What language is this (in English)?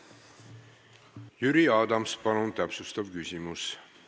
Estonian